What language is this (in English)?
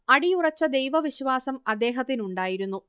Malayalam